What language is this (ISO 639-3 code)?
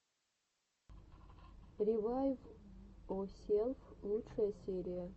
rus